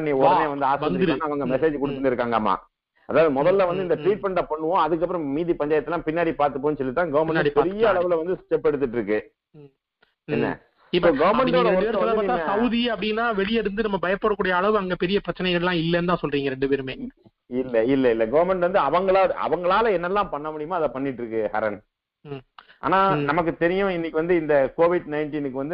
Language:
Tamil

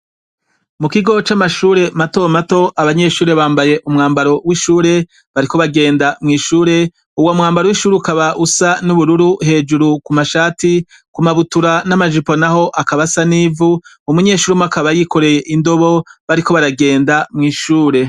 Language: Rundi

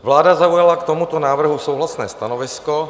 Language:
Czech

